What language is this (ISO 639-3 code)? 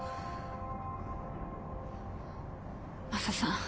jpn